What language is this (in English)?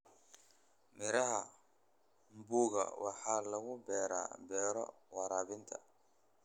Somali